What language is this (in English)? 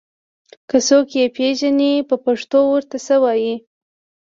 Pashto